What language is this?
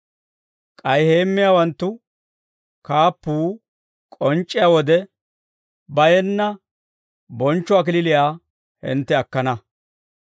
Dawro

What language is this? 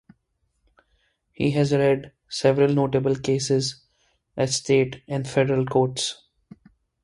English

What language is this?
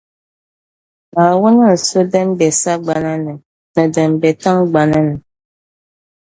Dagbani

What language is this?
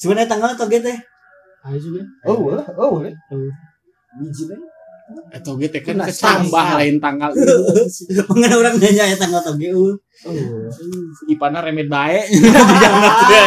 Indonesian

